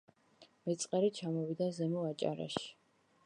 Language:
Georgian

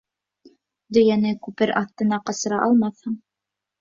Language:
Bashkir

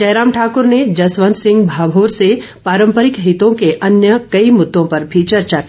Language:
Hindi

